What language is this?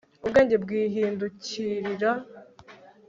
Kinyarwanda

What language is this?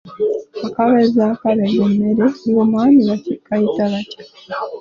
Ganda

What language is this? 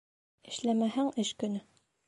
Bashkir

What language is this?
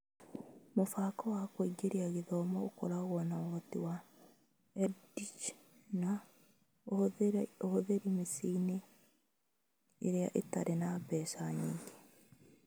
Kikuyu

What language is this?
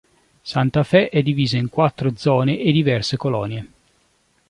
Italian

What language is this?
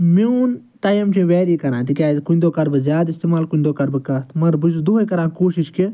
Kashmiri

